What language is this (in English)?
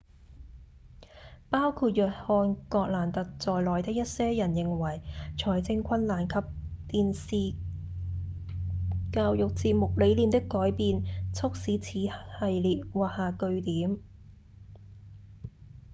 Cantonese